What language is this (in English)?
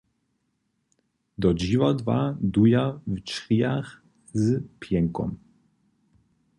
Upper Sorbian